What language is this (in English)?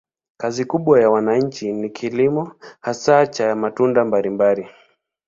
Swahili